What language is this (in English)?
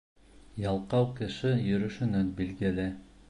Bashkir